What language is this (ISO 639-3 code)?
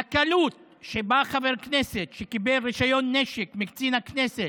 heb